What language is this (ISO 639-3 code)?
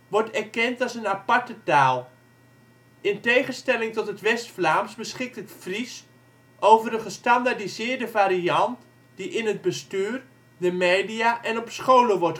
nld